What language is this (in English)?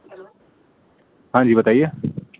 Urdu